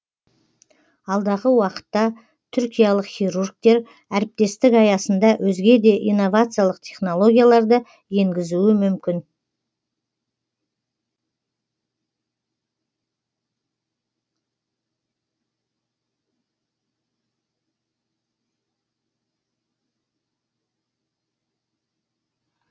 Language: Kazakh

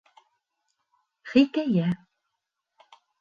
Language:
Bashkir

